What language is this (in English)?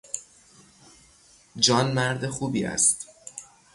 Persian